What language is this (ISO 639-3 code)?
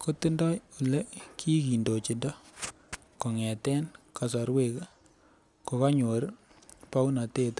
kln